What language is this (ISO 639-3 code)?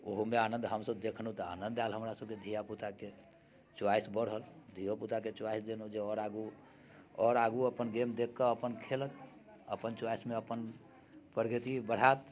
mai